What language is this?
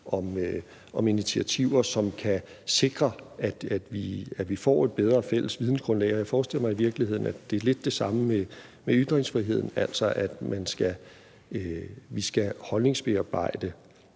Danish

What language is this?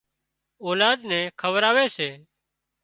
Wadiyara Koli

